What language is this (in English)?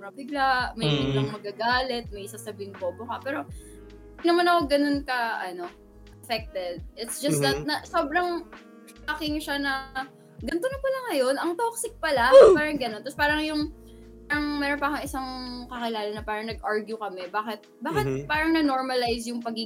Filipino